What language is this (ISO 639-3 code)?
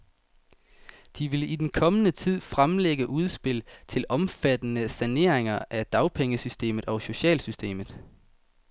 dan